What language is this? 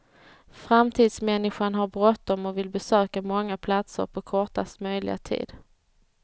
Swedish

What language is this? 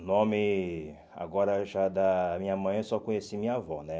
Portuguese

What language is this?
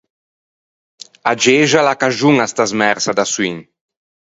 Ligurian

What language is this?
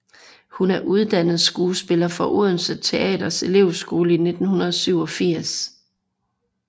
Danish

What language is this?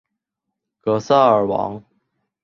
Chinese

